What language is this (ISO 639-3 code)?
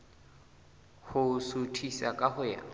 sot